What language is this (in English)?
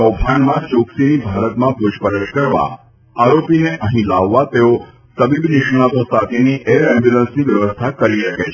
Gujarati